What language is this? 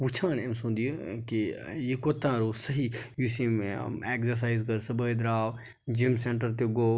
Kashmiri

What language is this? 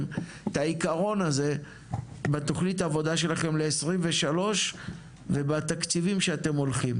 Hebrew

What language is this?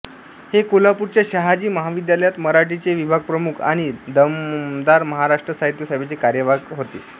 Marathi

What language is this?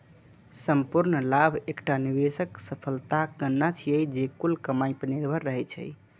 Maithili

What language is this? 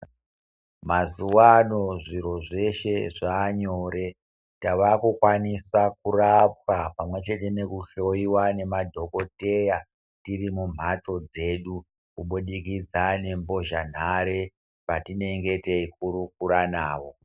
Ndau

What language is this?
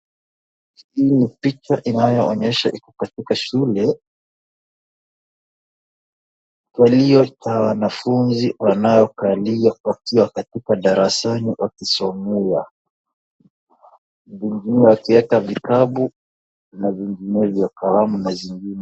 Swahili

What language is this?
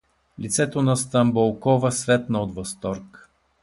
Bulgarian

